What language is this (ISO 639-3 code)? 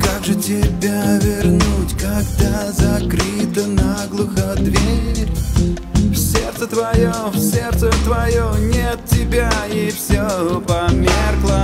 rus